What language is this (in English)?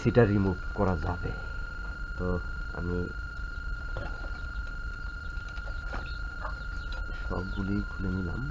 Bangla